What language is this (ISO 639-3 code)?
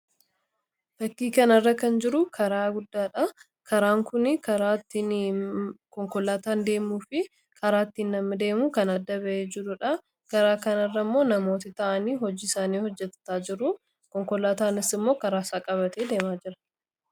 orm